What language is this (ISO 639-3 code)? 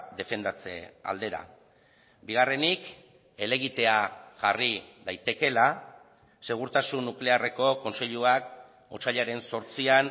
eus